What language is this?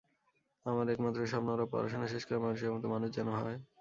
Bangla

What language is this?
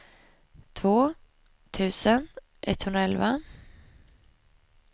Swedish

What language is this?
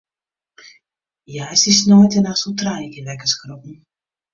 Western Frisian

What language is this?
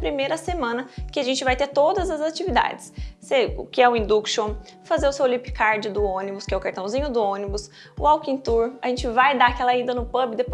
Portuguese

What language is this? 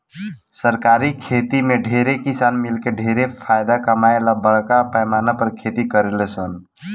Bhojpuri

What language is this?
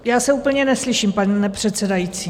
Czech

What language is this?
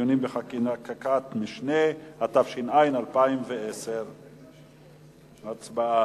Hebrew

